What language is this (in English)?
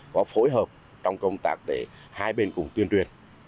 Vietnamese